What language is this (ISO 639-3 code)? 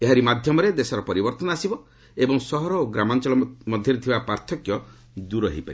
ori